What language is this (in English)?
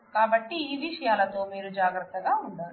Telugu